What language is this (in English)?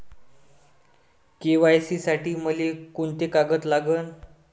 Marathi